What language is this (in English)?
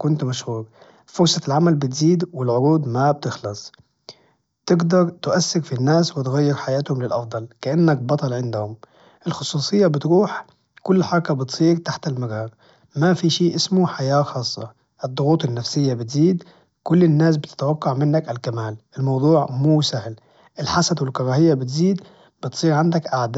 Najdi Arabic